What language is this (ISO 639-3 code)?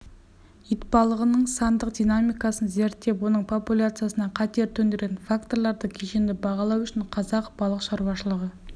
kaz